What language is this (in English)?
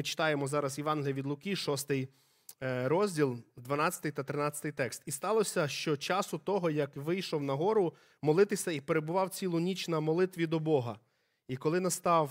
Ukrainian